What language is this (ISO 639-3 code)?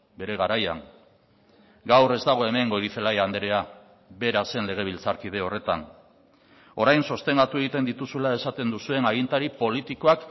eus